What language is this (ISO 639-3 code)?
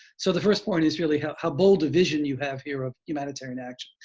eng